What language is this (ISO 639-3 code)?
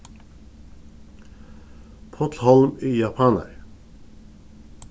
fao